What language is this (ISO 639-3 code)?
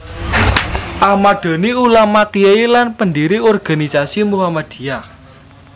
jav